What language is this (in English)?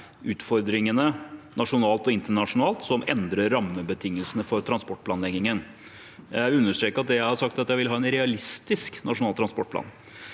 Norwegian